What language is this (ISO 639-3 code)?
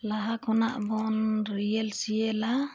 sat